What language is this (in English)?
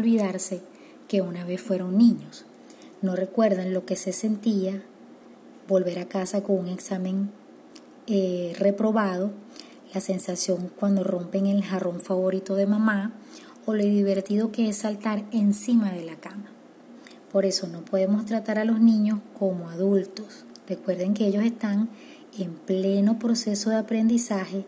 Spanish